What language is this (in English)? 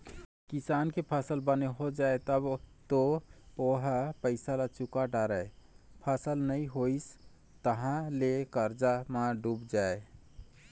Chhattisgarhi